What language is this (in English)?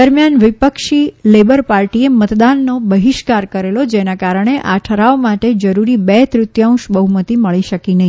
Gujarati